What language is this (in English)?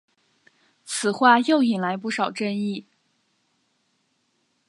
Chinese